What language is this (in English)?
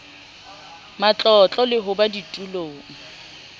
Southern Sotho